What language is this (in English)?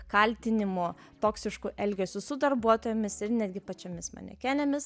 Lithuanian